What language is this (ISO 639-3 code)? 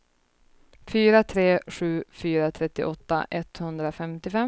swe